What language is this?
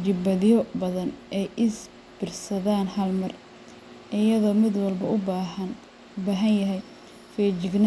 Somali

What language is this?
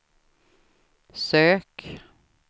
Swedish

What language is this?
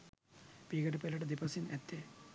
Sinhala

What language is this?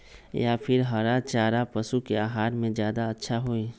Magahi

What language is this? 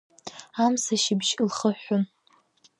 Abkhazian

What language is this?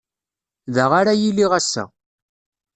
Kabyle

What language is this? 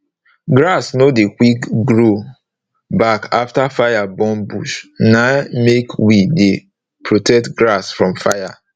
Nigerian Pidgin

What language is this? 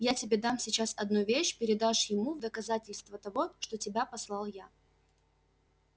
Russian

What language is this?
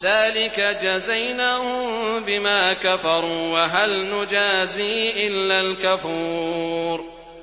Arabic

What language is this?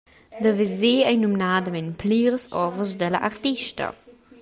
Romansh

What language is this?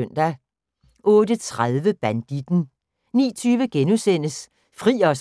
Danish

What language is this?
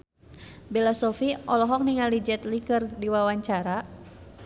Sundanese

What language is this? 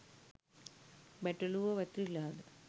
Sinhala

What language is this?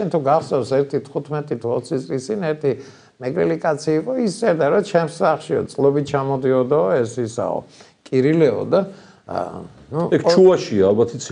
Turkish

